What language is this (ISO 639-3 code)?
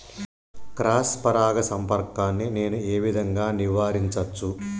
tel